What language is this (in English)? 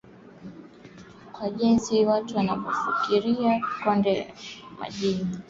Swahili